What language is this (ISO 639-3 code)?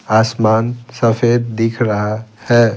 hin